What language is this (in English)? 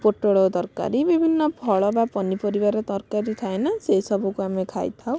Odia